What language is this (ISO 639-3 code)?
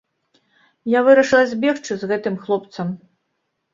bel